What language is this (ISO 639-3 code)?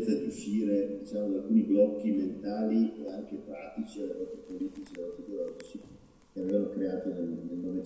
ita